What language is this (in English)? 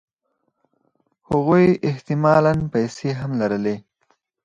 Pashto